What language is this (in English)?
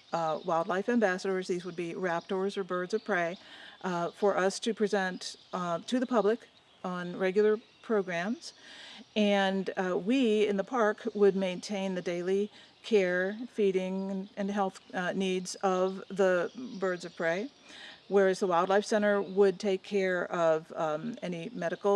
English